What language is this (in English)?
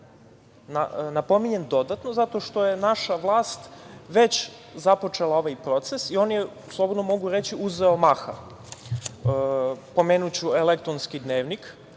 Serbian